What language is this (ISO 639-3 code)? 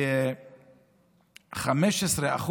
heb